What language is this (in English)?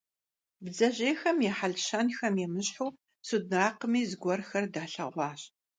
Kabardian